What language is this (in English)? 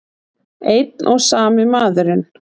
Icelandic